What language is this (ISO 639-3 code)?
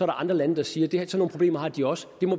dan